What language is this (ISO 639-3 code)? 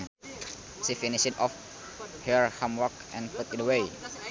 sun